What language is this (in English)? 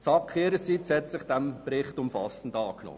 Swiss German